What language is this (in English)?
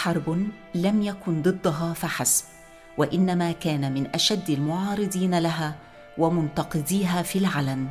Arabic